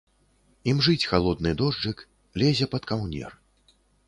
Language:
Belarusian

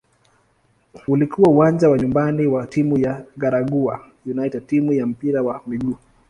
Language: Swahili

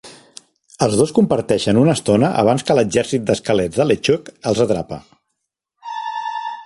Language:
Catalan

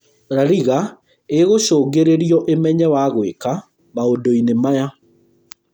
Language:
Kikuyu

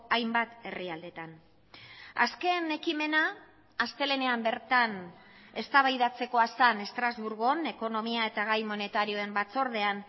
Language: Basque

